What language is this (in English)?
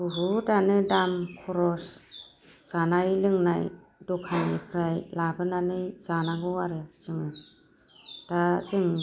Bodo